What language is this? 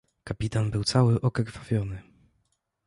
Polish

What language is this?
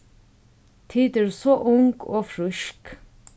Faroese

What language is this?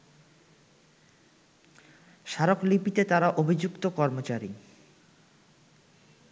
Bangla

